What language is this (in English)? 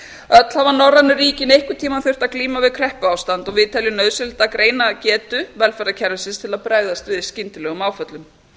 Icelandic